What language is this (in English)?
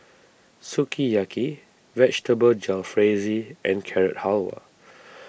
English